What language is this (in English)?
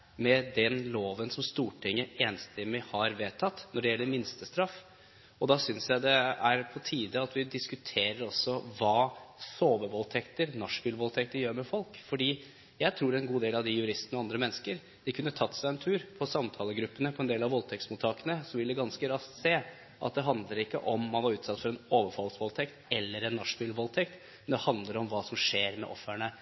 Norwegian Bokmål